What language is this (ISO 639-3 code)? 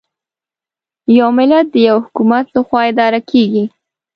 pus